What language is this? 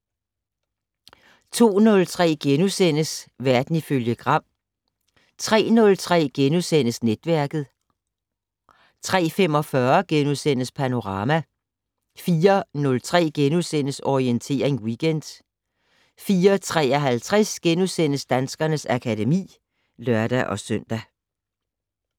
Danish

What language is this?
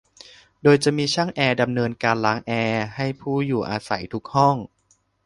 Thai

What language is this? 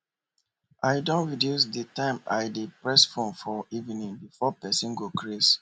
Nigerian Pidgin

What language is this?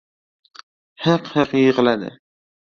Uzbek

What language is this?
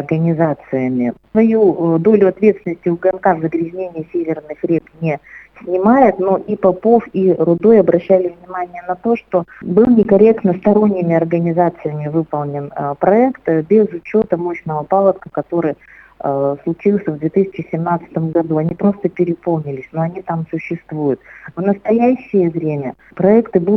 Russian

